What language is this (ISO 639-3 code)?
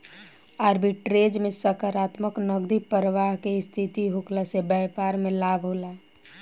bho